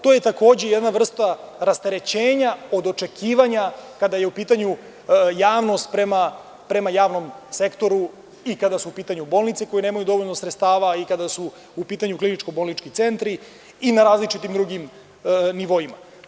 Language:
Serbian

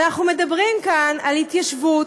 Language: Hebrew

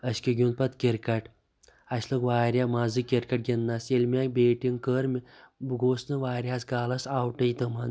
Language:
Kashmiri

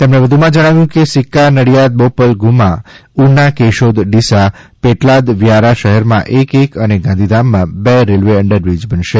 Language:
Gujarati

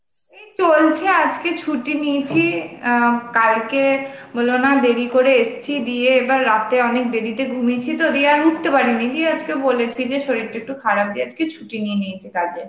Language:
Bangla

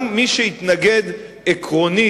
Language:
Hebrew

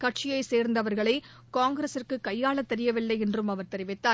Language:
Tamil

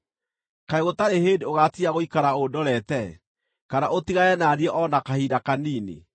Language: Kikuyu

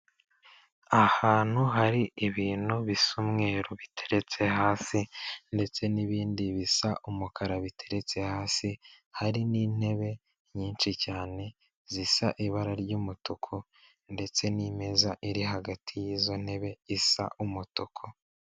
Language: Kinyarwanda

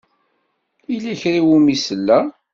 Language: Kabyle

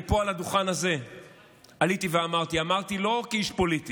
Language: Hebrew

